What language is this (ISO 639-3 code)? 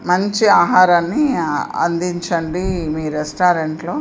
tel